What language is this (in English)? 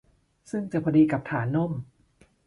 Thai